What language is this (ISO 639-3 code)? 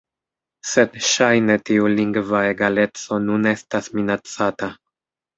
epo